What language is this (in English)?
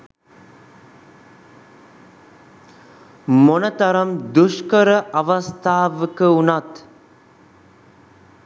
Sinhala